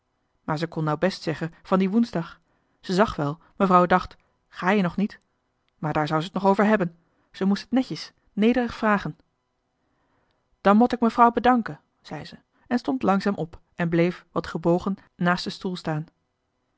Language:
Dutch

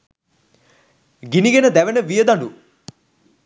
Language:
Sinhala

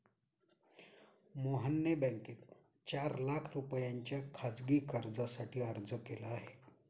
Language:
Marathi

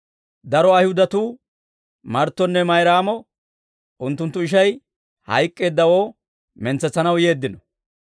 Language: Dawro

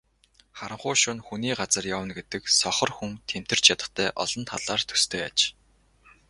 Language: Mongolian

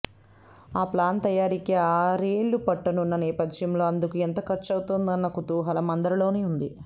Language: Telugu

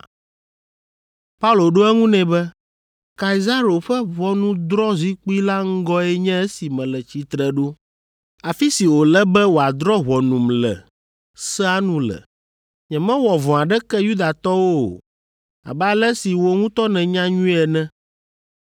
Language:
Ewe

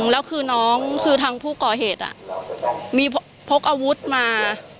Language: Thai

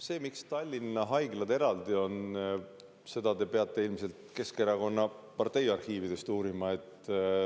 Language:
Estonian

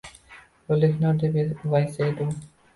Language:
Uzbek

